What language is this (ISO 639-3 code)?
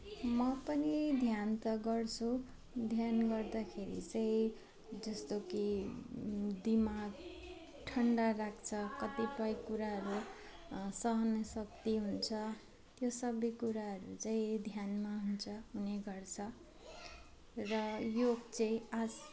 nep